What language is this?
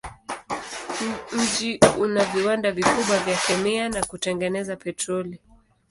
Swahili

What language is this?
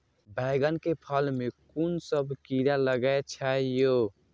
Maithili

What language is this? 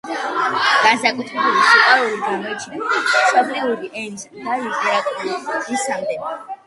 Georgian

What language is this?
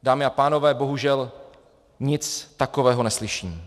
Czech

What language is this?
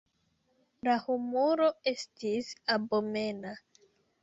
Esperanto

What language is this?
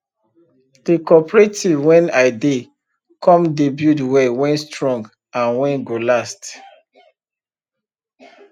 Nigerian Pidgin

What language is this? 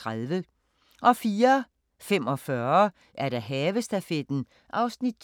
Danish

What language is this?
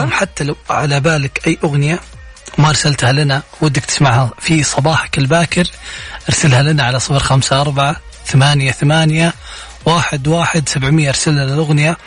Arabic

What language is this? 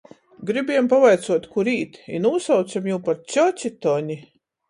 Latgalian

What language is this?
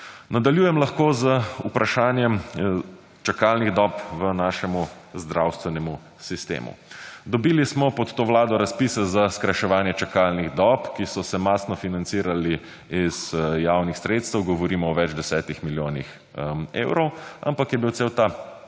Slovenian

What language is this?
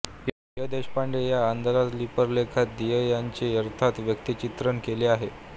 Marathi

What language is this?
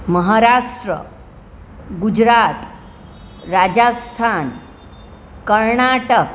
Gujarati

